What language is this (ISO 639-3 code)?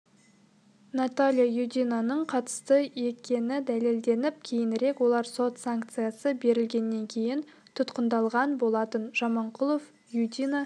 kaz